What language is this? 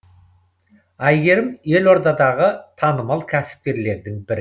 Kazakh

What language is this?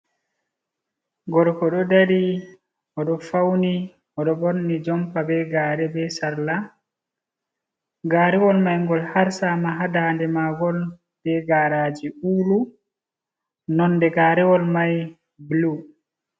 Fula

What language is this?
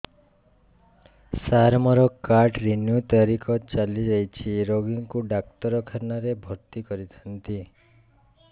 Odia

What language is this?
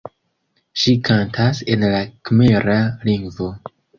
Esperanto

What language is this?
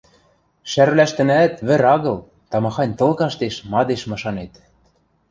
Western Mari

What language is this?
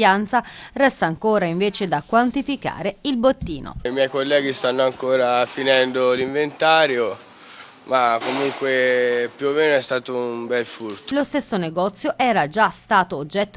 Italian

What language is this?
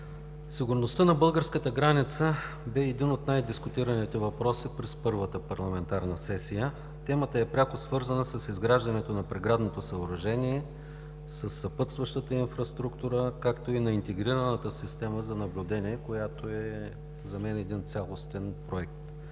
Bulgarian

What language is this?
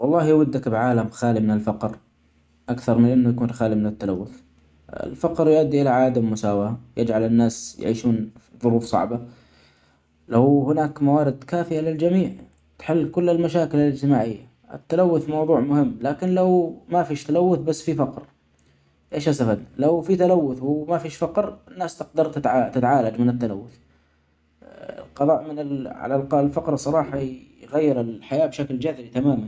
Omani Arabic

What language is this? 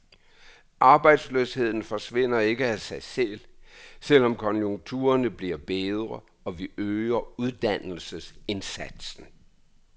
Danish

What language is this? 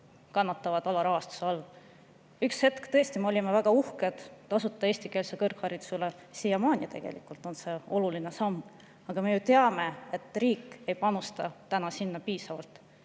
Estonian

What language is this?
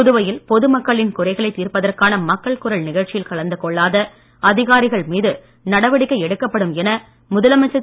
Tamil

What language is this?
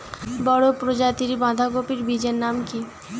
Bangla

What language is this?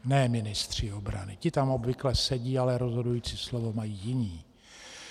Czech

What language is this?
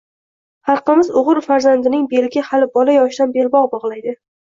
Uzbek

